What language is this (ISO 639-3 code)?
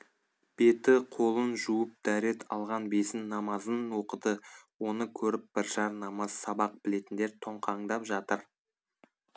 kaz